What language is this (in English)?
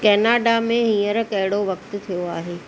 Sindhi